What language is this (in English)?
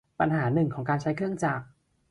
Thai